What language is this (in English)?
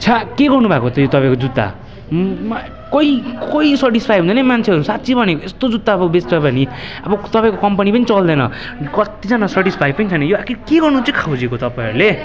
Nepali